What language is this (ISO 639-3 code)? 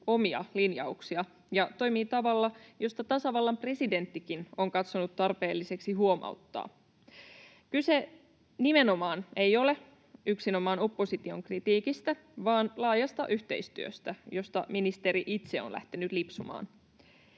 fin